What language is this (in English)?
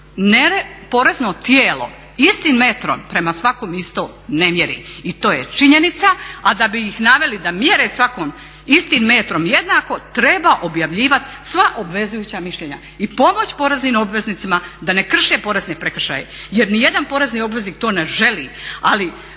Croatian